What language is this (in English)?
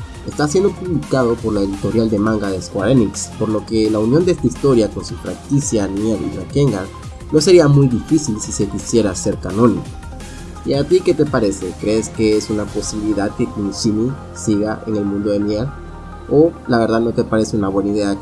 Spanish